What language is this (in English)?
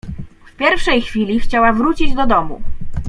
Polish